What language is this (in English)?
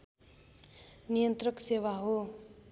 Nepali